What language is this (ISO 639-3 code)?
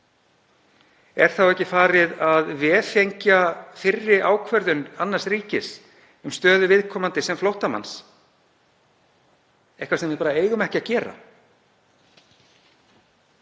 isl